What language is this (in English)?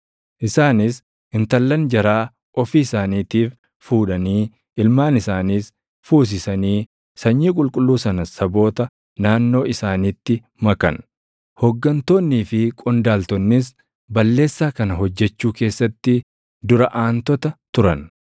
Oromo